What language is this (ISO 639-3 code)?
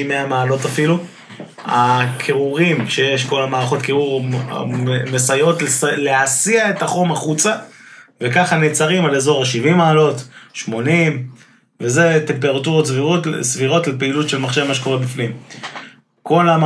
heb